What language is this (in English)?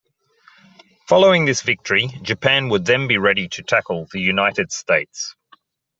English